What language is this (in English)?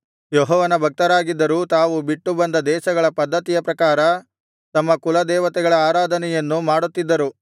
Kannada